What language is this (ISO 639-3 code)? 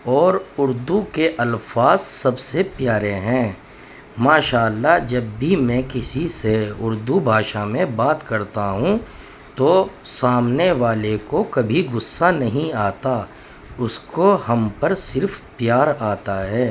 urd